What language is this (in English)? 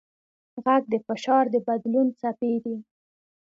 Pashto